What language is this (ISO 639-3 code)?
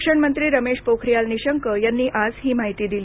mar